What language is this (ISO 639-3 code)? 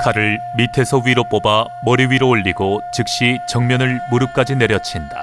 kor